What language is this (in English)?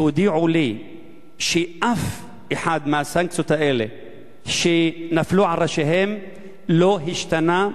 Hebrew